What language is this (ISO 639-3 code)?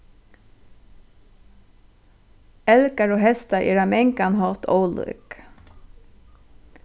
fao